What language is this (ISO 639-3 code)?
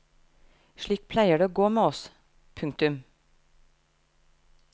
nor